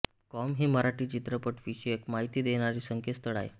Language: Marathi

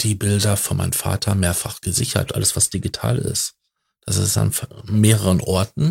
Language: German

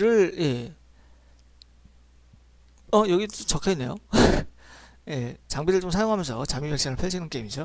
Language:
Korean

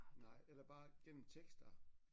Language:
Danish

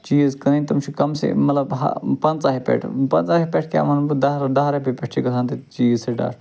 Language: Kashmiri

